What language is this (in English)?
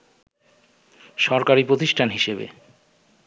Bangla